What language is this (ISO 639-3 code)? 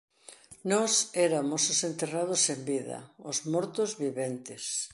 glg